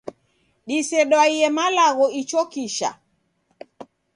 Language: Taita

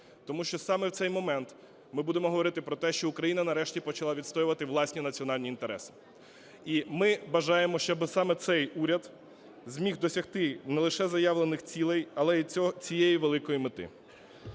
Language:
Ukrainian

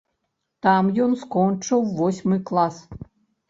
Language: Belarusian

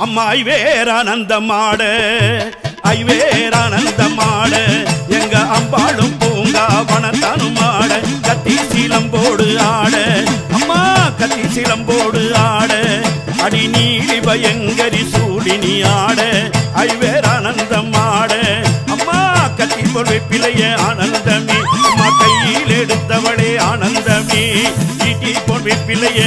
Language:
Tamil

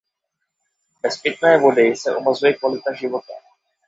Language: Czech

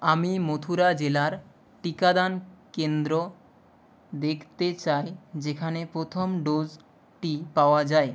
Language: Bangla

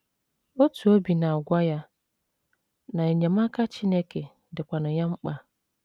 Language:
Igbo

